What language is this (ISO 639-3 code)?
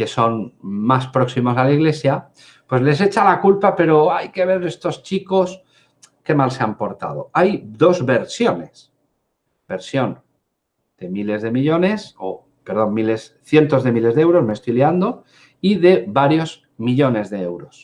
spa